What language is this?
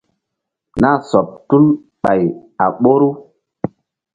Mbum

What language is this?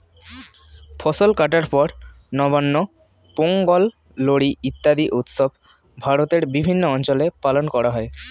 Bangla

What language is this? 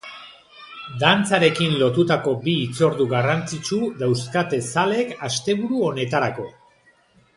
Basque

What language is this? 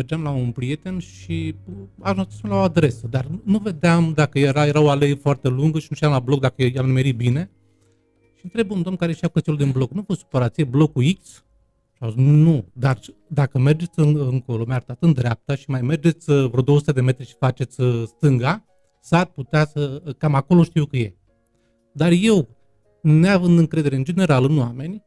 Romanian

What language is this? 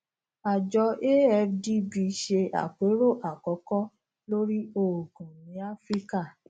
Yoruba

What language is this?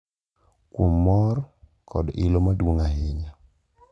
Luo (Kenya and Tanzania)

